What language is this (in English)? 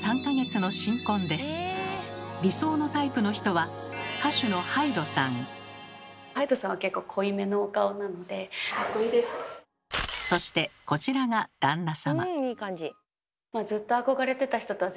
Japanese